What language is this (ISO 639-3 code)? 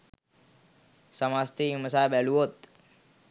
sin